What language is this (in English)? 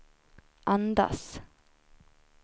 Swedish